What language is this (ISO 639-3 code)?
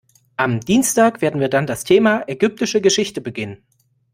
deu